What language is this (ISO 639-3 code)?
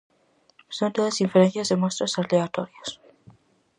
glg